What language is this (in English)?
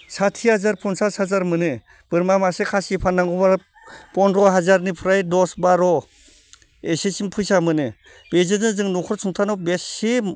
Bodo